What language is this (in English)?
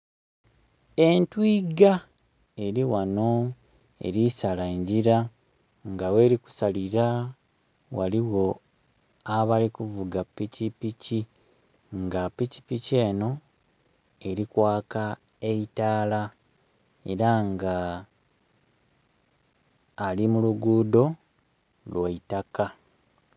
Soga